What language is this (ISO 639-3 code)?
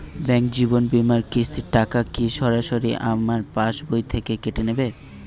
ben